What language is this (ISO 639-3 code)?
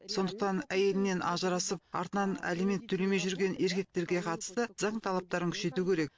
kaz